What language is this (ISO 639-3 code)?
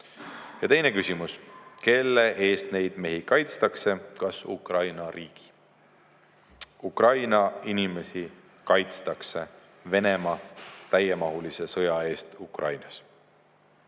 est